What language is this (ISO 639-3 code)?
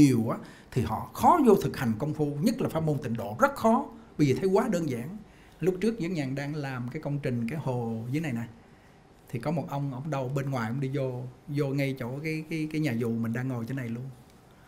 vie